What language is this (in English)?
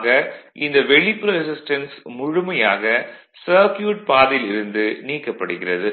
Tamil